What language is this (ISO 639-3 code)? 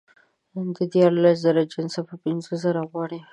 pus